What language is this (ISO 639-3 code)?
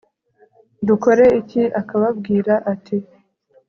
kin